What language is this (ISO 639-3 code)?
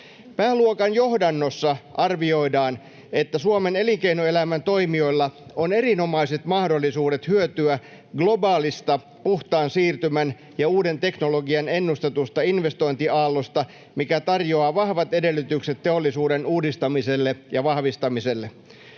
fin